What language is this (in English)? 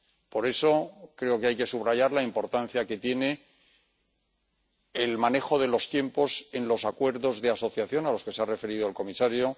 Spanish